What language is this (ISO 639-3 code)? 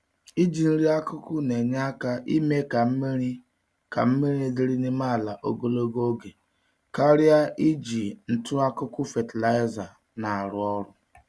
ibo